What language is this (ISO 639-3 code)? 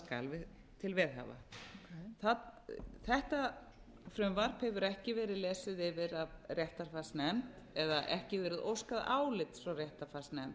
isl